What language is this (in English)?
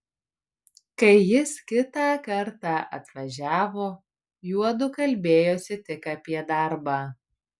Lithuanian